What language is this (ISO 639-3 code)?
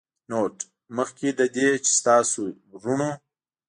pus